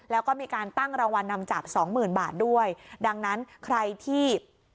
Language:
Thai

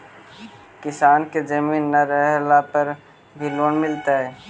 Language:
Magahi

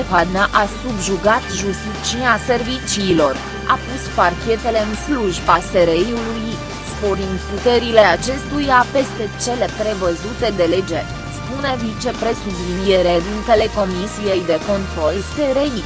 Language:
Romanian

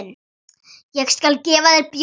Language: Icelandic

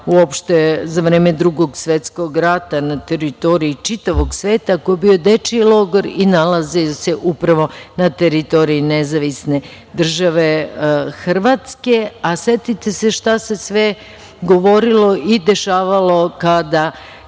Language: Serbian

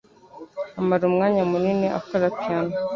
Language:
Kinyarwanda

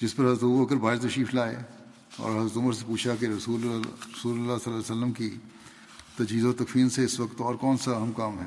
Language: Urdu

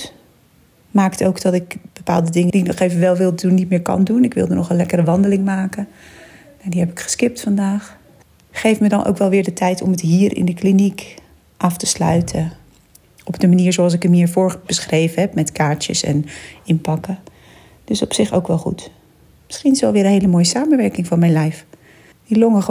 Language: Dutch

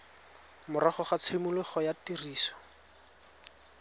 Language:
Tswana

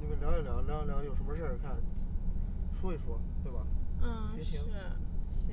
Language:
Chinese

